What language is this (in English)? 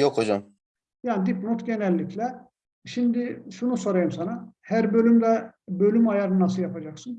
Turkish